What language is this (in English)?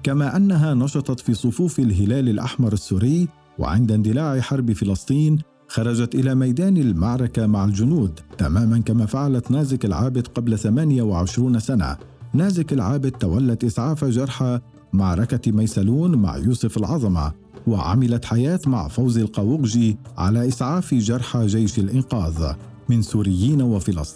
Arabic